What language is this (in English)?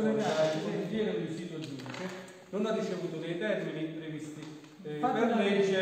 Italian